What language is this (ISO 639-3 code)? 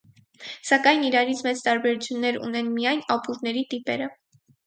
hye